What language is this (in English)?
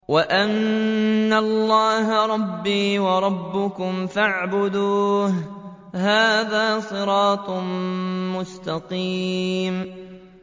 Arabic